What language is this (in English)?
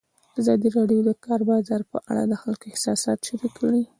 Pashto